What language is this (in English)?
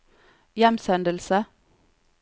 Norwegian